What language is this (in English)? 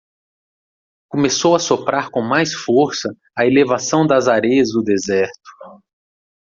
Portuguese